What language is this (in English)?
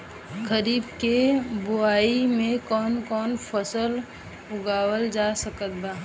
Bhojpuri